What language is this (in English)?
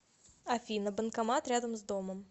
Russian